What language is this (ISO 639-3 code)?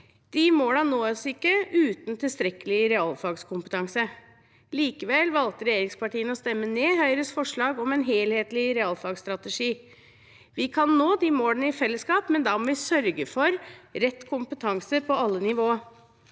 nor